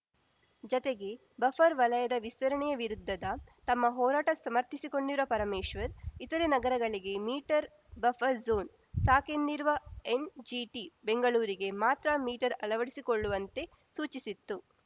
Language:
Kannada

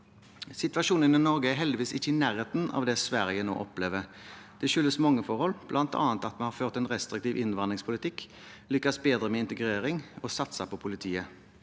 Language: Norwegian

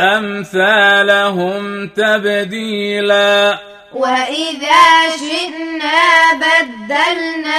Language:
Arabic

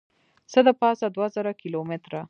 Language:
Pashto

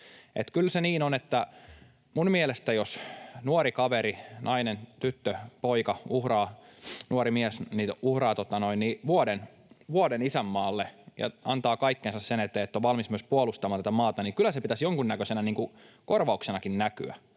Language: Finnish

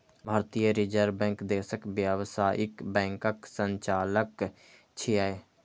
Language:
Maithili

